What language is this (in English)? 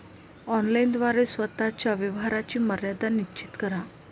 Marathi